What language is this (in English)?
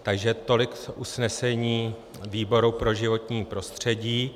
Czech